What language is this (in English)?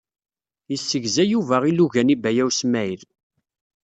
Kabyle